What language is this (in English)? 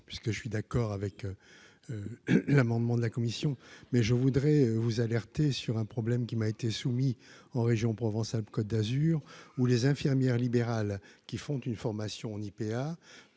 French